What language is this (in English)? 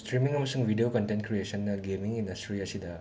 Manipuri